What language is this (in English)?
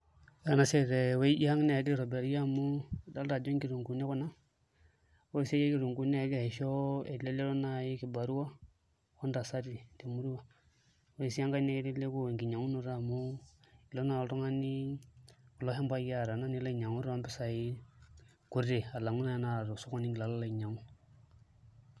Masai